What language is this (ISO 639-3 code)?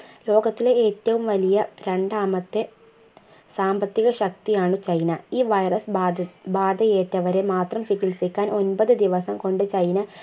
mal